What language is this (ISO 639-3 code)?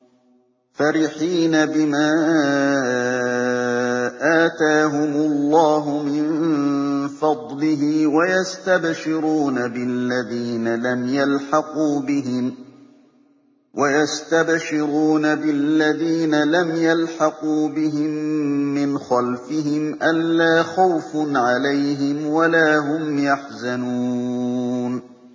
ara